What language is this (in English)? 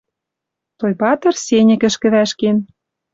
Western Mari